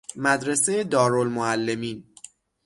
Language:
Persian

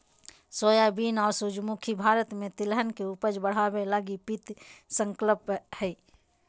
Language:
Magahi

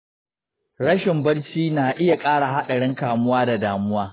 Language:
Hausa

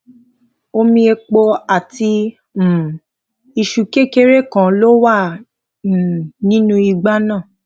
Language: Yoruba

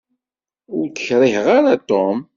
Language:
Kabyle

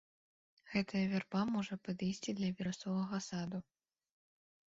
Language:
Belarusian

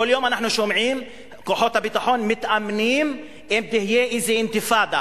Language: Hebrew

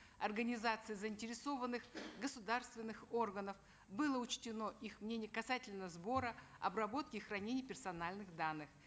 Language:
Kazakh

